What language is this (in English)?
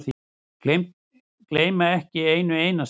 Icelandic